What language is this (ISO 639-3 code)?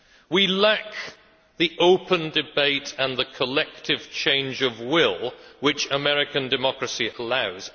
eng